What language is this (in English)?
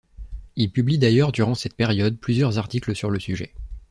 French